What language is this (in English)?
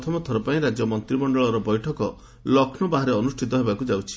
Odia